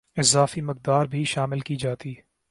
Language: Urdu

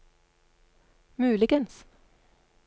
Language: Norwegian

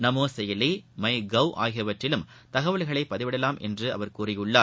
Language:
Tamil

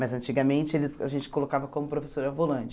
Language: Portuguese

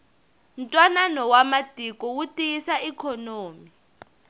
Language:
Tsonga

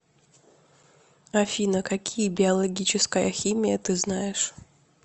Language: Russian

